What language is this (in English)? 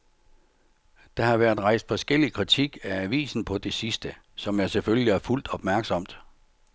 Danish